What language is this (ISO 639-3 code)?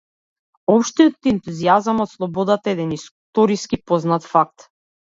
mkd